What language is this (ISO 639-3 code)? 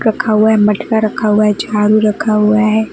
hin